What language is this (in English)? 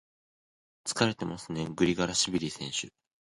Japanese